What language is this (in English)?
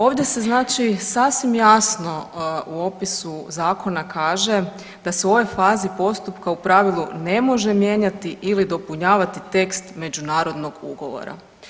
Croatian